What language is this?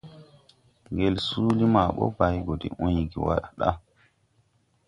Tupuri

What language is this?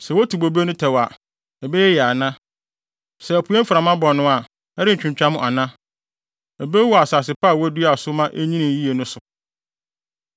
Akan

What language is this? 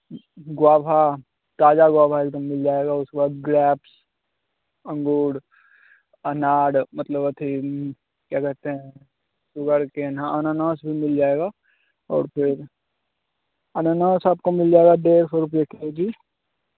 Hindi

